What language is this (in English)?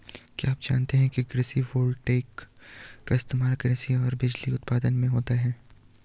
Hindi